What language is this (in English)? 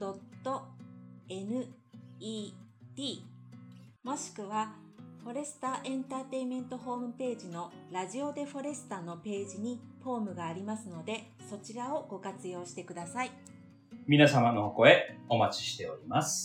Japanese